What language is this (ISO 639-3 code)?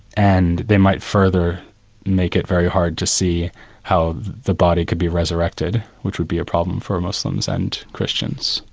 eng